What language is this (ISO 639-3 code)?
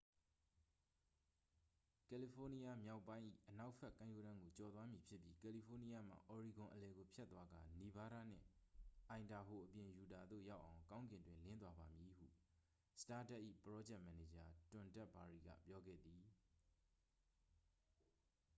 mya